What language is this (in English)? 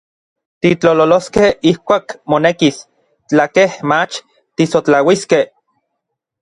Orizaba Nahuatl